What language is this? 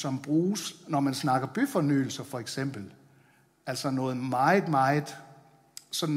Danish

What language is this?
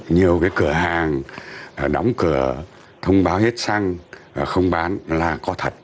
Vietnamese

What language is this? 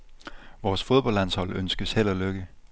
Danish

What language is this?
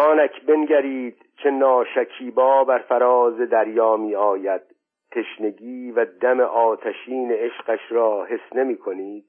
Persian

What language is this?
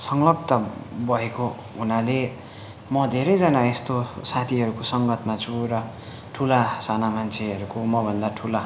Nepali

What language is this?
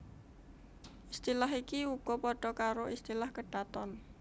Javanese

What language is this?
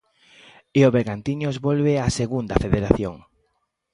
Galician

